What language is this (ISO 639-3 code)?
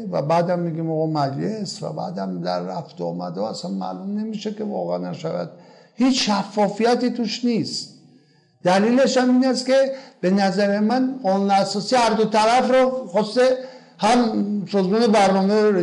fas